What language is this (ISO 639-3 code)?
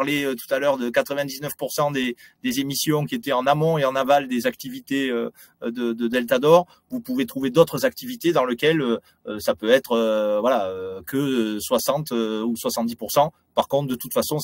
fra